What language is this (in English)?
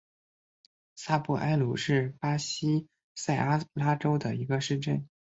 Chinese